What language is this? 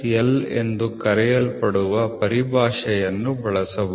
Kannada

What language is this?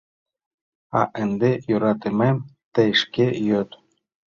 Mari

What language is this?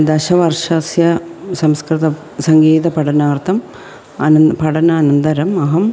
Sanskrit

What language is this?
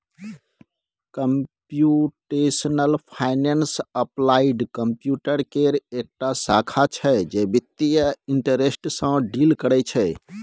Maithili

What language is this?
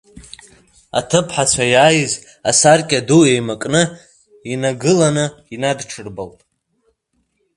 Abkhazian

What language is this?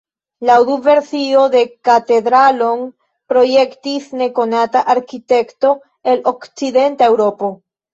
Esperanto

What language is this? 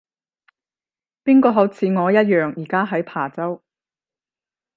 Cantonese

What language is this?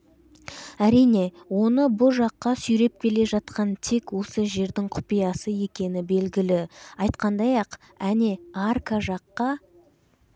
Kazakh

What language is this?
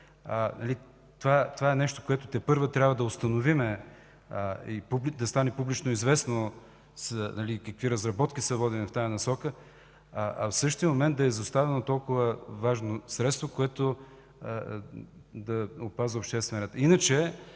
Bulgarian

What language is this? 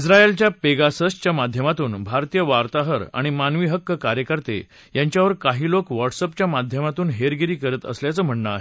Marathi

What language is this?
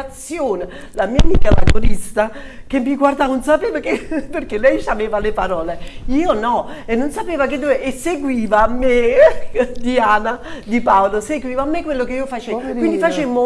Italian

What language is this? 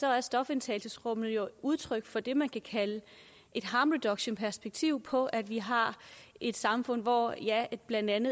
Danish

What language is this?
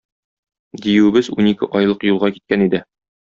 Tatar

